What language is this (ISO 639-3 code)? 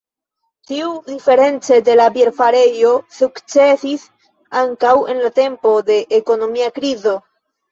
epo